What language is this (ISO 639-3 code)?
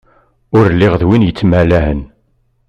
kab